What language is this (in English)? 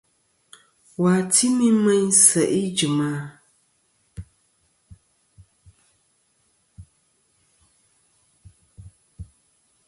Kom